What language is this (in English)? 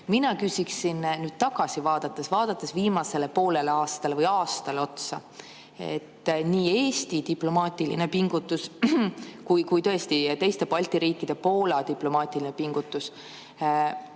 Estonian